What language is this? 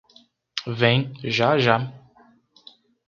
Portuguese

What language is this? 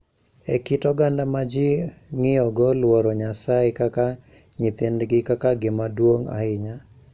Luo (Kenya and Tanzania)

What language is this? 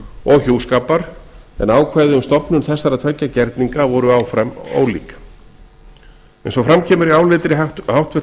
Icelandic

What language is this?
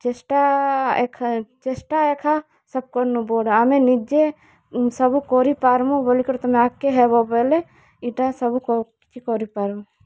Odia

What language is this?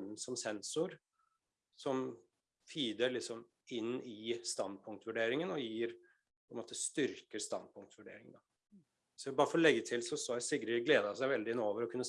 Norwegian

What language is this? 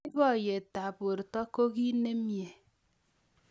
Kalenjin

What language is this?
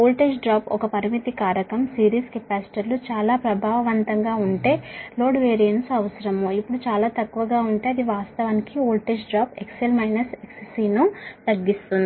Telugu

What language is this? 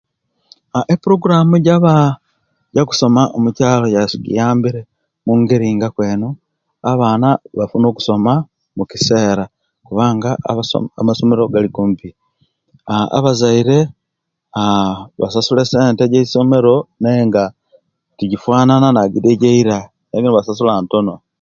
Kenyi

